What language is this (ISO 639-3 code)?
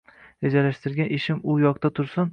uzb